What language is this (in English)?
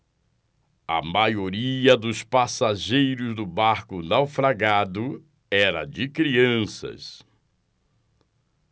Portuguese